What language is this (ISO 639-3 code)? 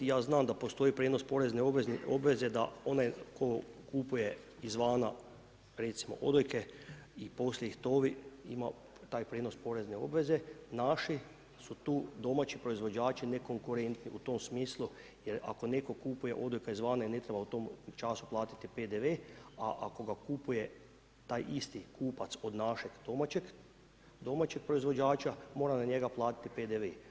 hrv